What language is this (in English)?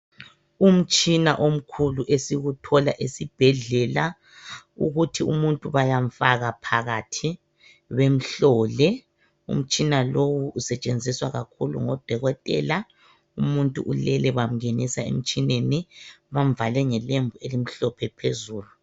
North Ndebele